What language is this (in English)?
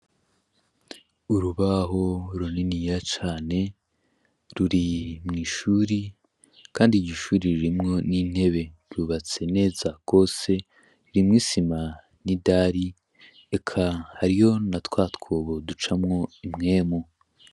Rundi